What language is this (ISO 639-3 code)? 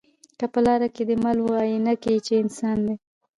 pus